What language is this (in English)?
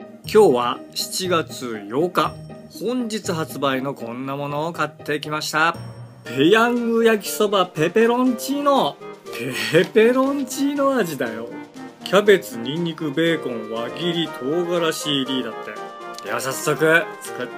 Japanese